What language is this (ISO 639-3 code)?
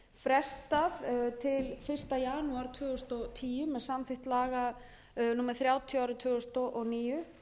isl